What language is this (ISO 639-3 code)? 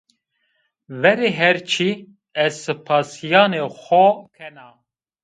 zza